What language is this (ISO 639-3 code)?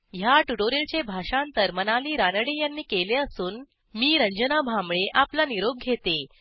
mar